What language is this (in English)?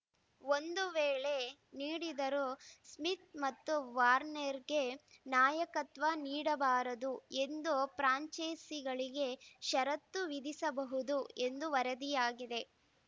Kannada